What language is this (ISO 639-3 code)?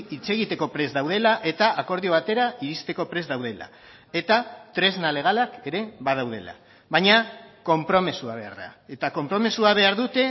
eus